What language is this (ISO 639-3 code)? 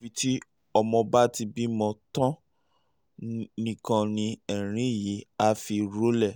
yor